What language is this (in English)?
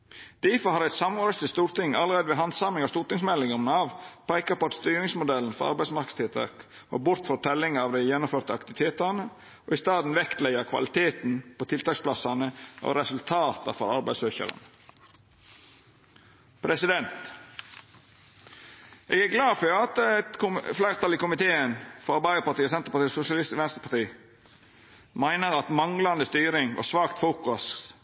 Norwegian Nynorsk